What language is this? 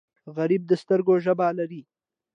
Pashto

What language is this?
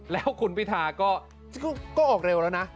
Thai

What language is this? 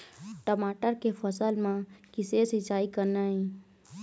Chhattisgarhi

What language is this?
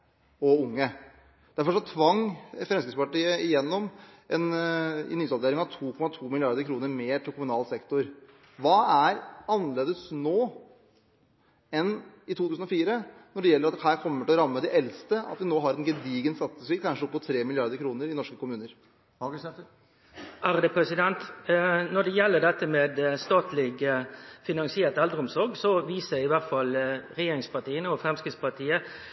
Norwegian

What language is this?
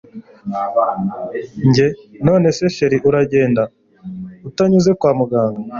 Kinyarwanda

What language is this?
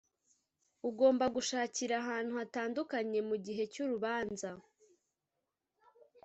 Kinyarwanda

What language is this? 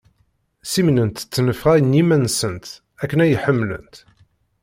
Kabyle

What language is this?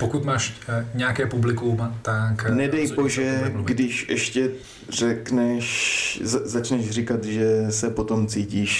Czech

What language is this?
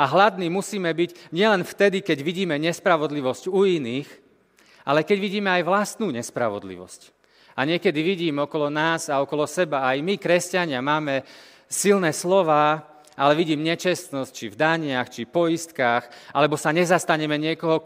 Slovak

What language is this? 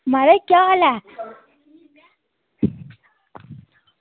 Dogri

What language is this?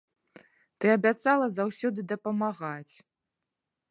Belarusian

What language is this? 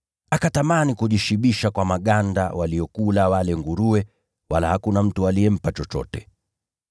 Swahili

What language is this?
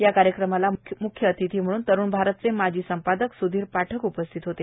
Marathi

